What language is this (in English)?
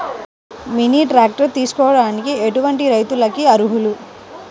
Telugu